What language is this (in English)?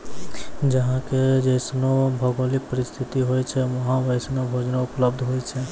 Maithili